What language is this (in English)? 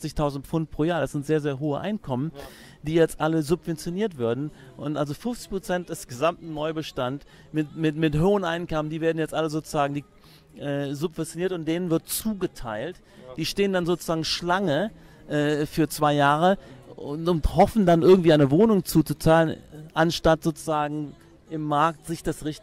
German